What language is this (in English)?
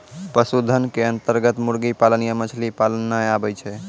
Maithili